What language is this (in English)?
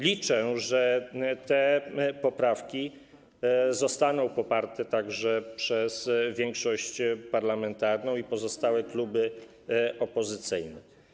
Polish